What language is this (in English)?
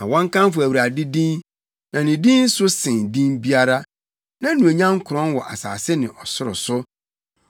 Akan